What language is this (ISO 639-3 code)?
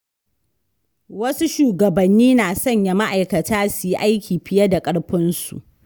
hau